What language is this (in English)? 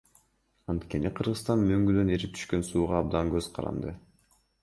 Kyrgyz